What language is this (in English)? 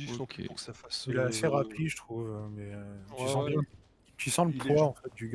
French